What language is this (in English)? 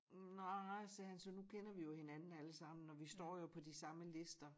Danish